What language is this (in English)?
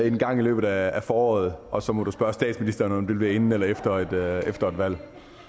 Danish